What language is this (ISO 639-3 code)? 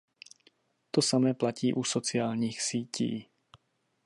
ces